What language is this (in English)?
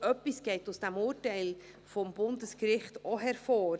Swiss German